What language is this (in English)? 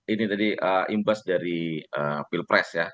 Indonesian